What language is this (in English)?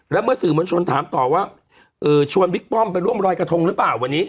Thai